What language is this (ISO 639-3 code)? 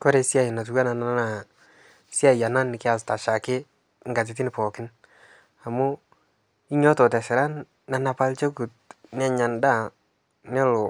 mas